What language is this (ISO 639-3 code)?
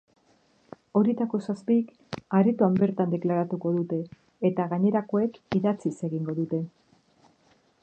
eus